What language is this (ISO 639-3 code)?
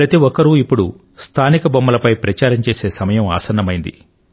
tel